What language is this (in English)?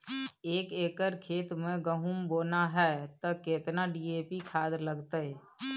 Maithili